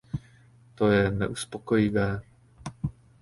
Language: Czech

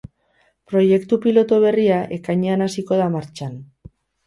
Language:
Basque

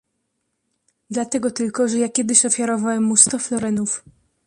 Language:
Polish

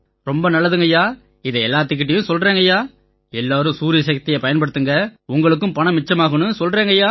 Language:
Tamil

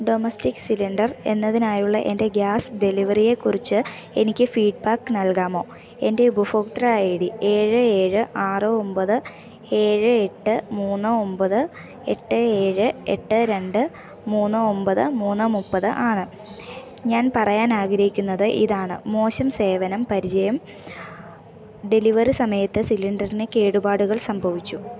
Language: Malayalam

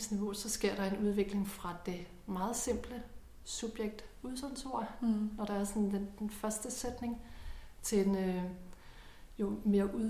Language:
Danish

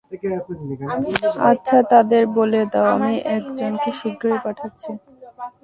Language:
Bangla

